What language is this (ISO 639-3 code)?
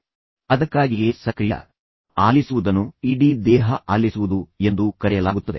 kan